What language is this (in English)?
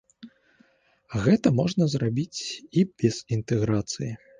Belarusian